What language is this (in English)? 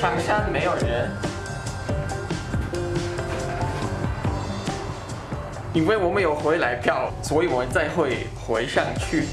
Chinese